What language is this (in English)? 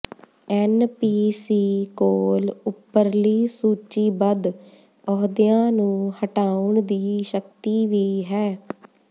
Punjabi